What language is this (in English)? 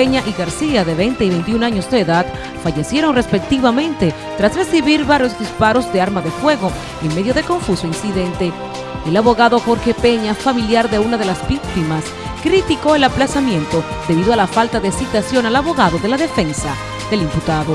Spanish